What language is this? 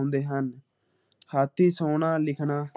Punjabi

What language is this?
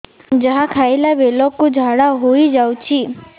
Odia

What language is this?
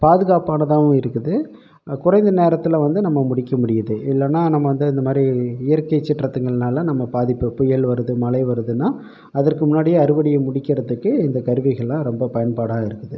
Tamil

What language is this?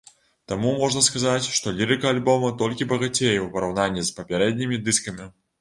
Belarusian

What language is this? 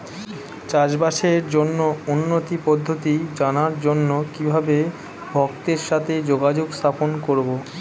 Bangla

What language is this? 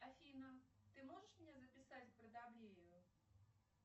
Russian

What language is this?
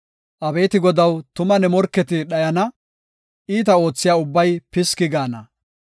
Gofa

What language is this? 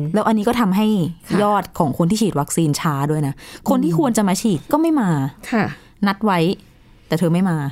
Thai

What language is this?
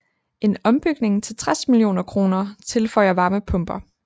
Danish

